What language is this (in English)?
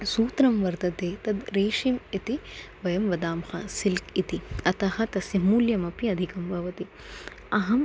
Sanskrit